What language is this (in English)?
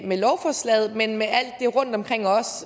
Danish